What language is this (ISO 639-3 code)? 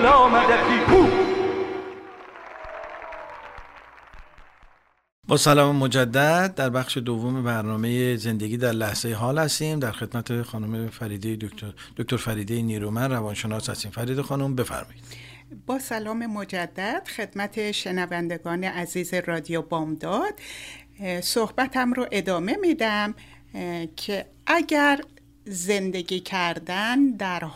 fas